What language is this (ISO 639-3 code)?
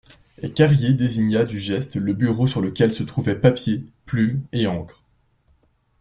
fra